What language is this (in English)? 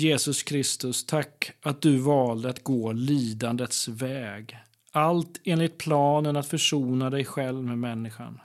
Swedish